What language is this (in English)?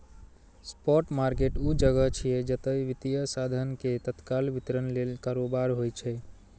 Maithili